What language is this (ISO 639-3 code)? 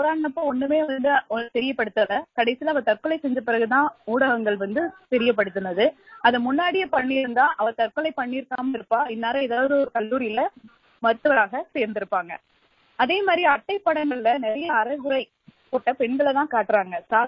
tam